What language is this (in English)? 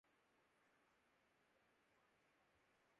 Urdu